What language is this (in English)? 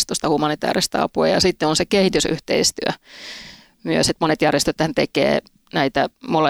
Finnish